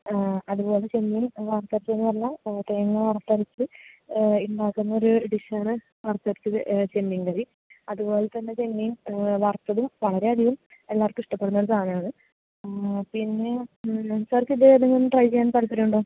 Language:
Malayalam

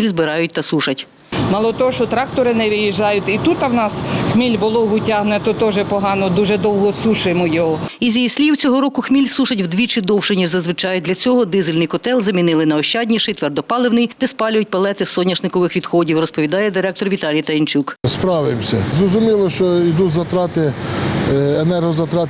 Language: Ukrainian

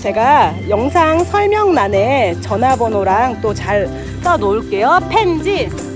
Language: Korean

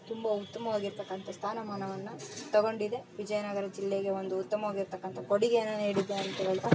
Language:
Kannada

